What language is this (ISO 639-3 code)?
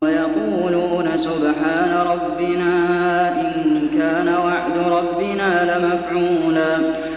ara